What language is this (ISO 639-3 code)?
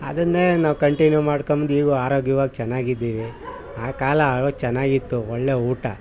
kan